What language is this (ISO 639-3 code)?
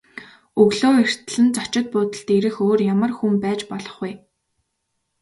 mon